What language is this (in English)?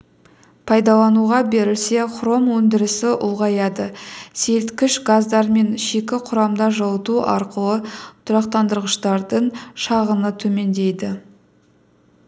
Kazakh